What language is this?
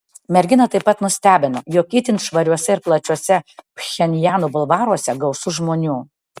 Lithuanian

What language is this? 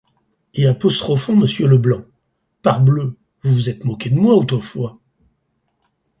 French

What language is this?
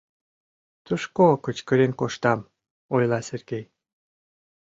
Mari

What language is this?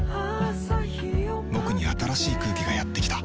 Japanese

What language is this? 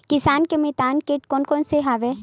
Chhattisgarhi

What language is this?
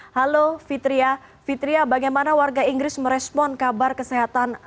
Indonesian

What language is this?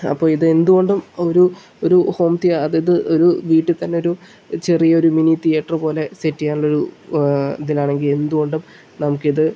Malayalam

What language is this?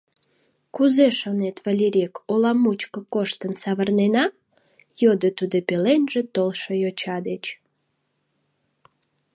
Mari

